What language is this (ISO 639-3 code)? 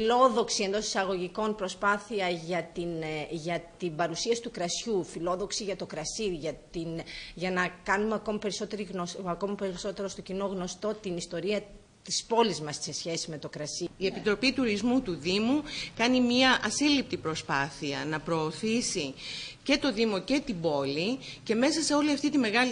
ell